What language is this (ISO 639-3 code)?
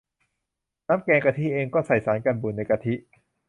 tha